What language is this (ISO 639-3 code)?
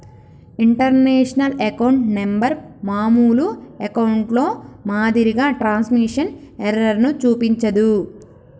tel